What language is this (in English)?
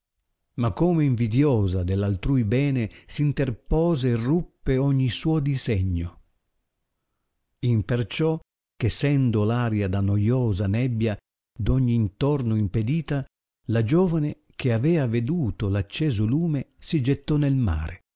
Italian